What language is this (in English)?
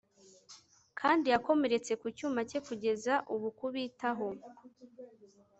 Kinyarwanda